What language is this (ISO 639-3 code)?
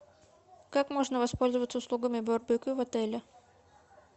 rus